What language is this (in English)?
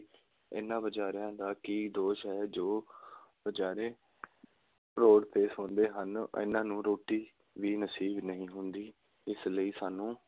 Punjabi